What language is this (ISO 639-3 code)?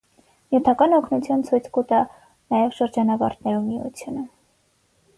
hye